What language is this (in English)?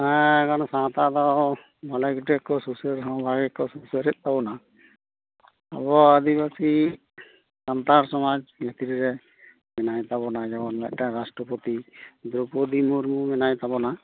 Santali